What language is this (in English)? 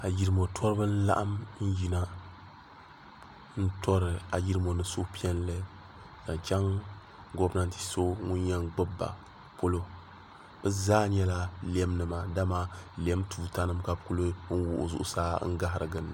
Dagbani